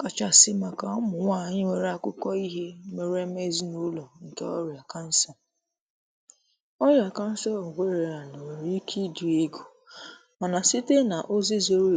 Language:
Igbo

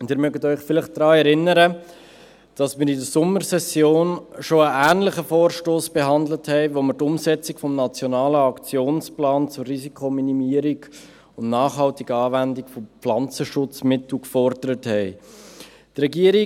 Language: Swiss German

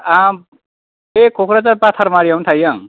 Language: Bodo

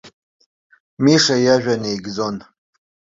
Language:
Abkhazian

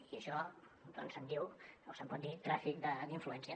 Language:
Catalan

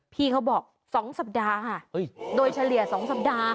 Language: Thai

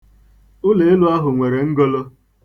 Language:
Igbo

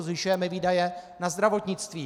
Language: Czech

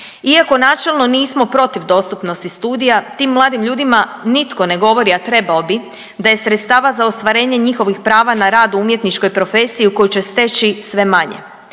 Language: Croatian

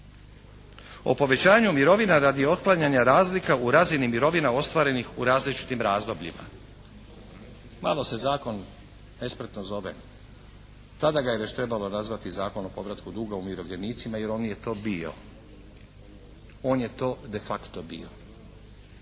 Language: Croatian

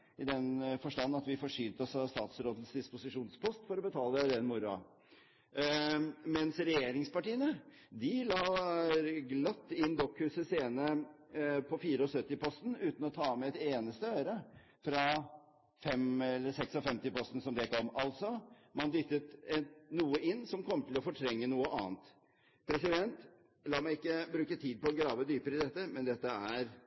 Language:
Norwegian Bokmål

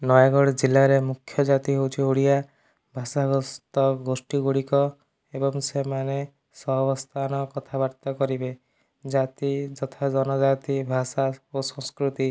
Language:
Odia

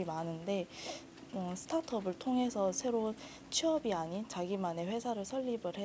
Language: Korean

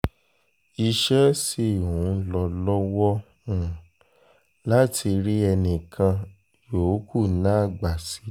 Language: Yoruba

